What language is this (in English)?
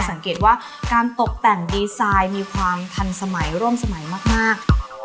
Thai